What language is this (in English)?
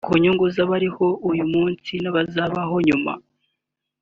Kinyarwanda